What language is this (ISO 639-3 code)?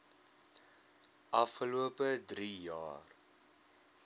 afr